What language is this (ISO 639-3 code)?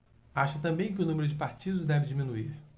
por